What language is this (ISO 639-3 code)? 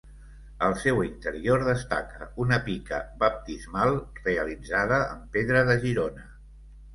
cat